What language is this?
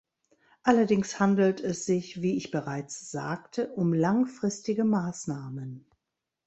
German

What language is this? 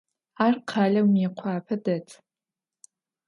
Adyghe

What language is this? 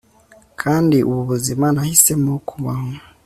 Kinyarwanda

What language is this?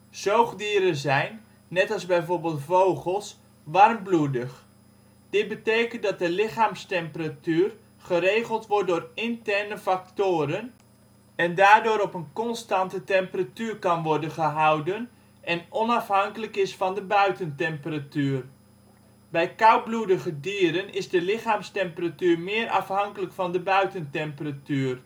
Dutch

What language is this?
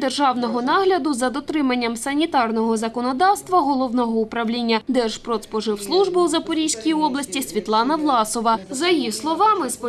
Ukrainian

